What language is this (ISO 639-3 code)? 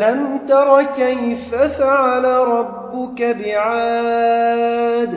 ara